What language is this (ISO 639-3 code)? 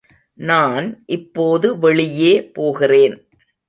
tam